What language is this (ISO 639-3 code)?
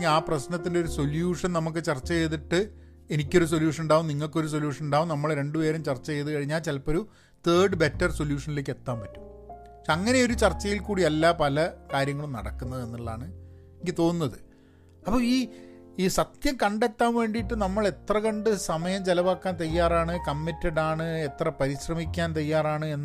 mal